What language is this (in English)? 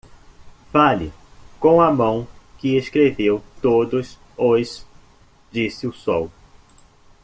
Portuguese